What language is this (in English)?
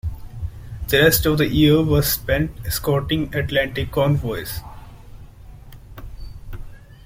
English